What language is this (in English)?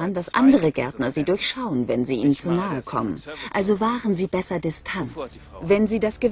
German